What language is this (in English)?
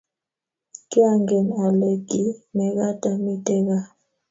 Kalenjin